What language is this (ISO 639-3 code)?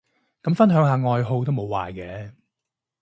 yue